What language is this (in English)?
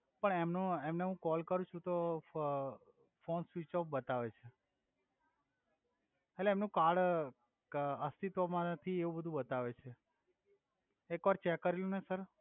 Gujarati